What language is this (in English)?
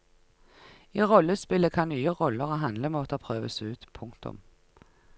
Norwegian